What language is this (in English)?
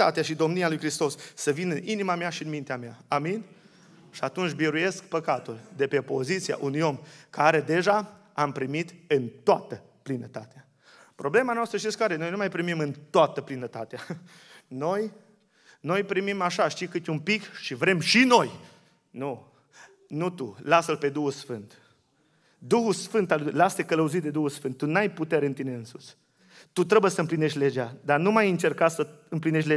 Romanian